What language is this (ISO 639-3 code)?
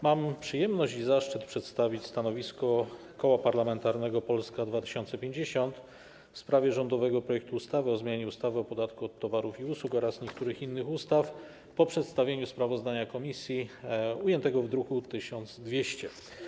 pol